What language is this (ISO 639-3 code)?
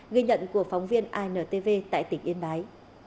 vie